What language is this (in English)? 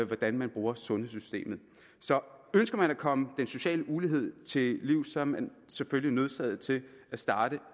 Danish